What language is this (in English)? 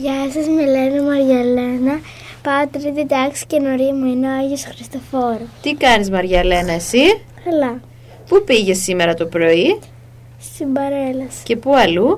Greek